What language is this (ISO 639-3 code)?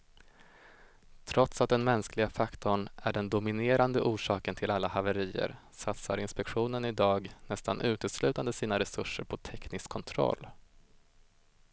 swe